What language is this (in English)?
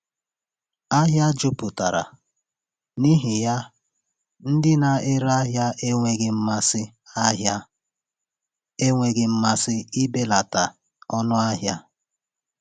Igbo